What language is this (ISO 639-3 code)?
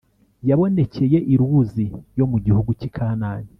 kin